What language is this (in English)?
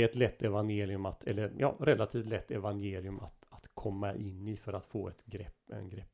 Swedish